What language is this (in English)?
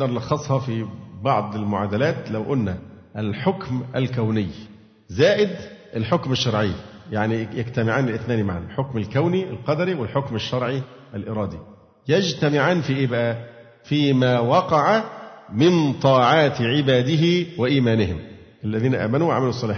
Arabic